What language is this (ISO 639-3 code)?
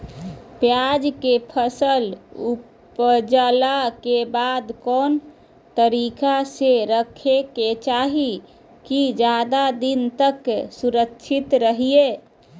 mag